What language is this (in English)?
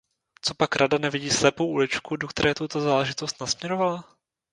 Czech